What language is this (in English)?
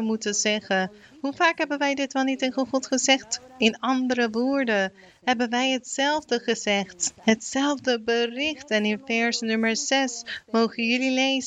Dutch